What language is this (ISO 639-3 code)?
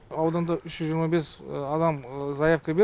kaz